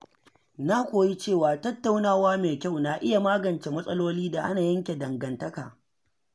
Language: Hausa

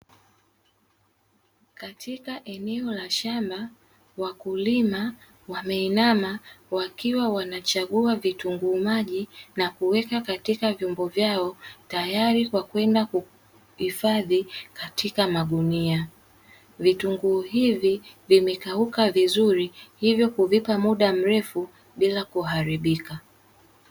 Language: Swahili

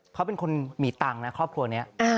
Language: Thai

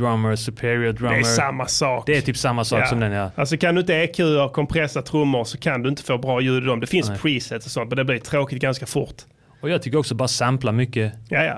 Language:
Swedish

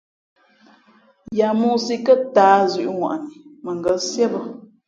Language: Fe'fe'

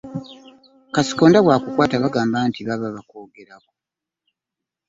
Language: Ganda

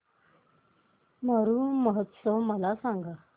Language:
Marathi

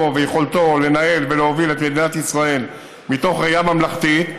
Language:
Hebrew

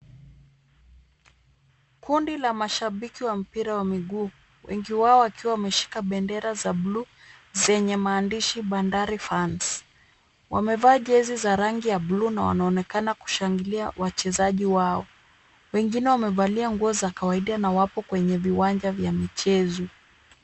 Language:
Swahili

